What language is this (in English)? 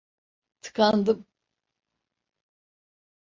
Turkish